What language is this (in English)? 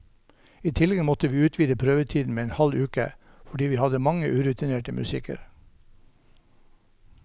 Norwegian